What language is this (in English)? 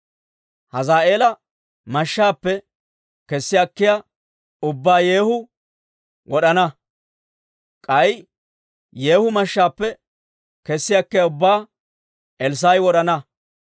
Dawro